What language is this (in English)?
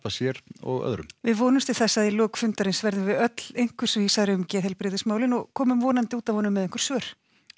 Icelandic